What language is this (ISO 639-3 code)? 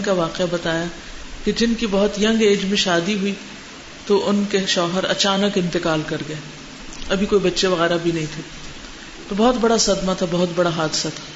urd